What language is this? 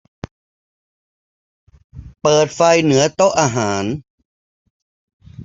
Thai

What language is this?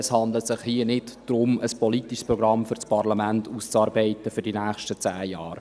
Swiss German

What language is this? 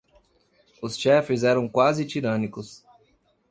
Portuguese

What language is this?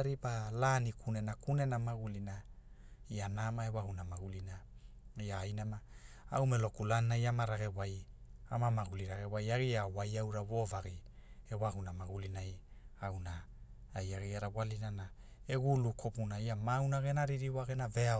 Hula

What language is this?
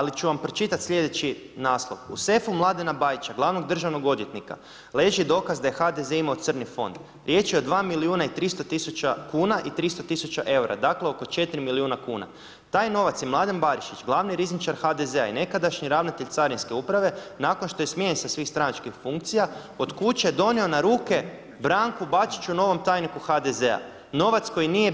Croatian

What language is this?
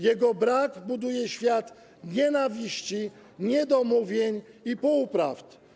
Polish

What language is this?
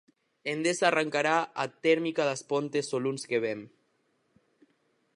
Galician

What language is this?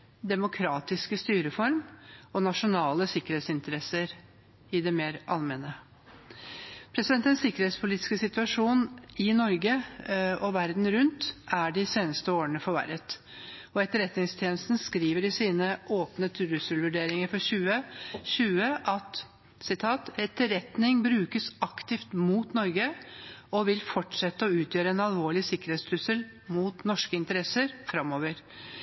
Norwegian Bokmål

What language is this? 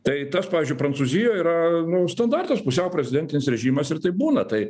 Lithuanian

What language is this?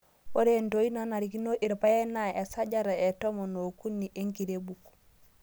Masai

